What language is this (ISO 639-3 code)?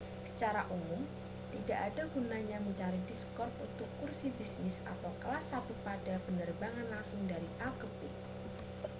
ind